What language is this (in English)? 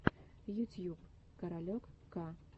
Russian